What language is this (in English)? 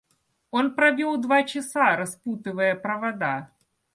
Russian